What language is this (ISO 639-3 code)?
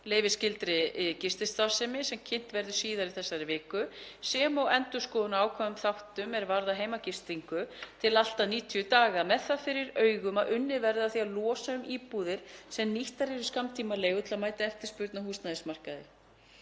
isl